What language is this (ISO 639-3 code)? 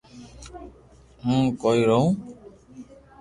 lrk